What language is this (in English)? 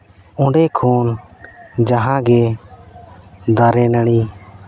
Santali